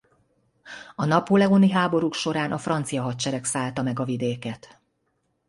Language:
Hungarian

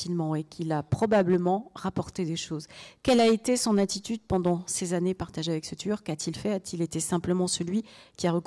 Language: French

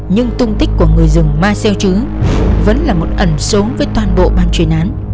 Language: Vietnamese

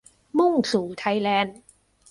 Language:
Thai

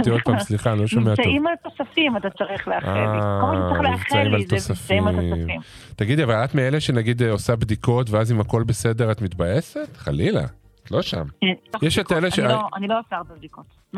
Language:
Hebrew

